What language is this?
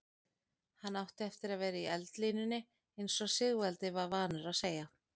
Icelandic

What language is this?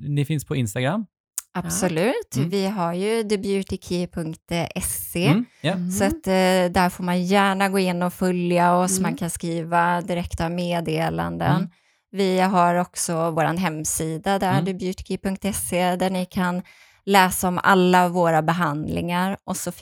Swedish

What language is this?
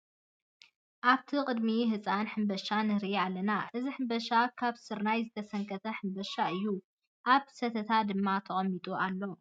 Tigrinya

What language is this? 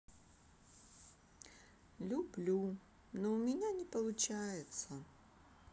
Russian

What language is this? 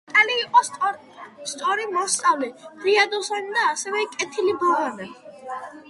Georgian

